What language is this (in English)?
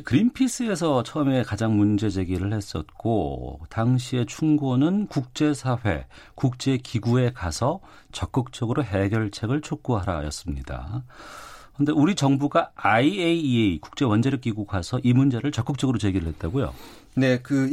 Korean